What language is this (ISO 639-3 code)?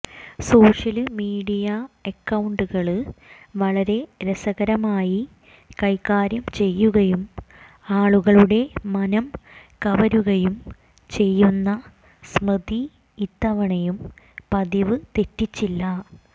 mal